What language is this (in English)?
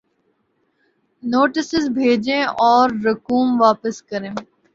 Urdu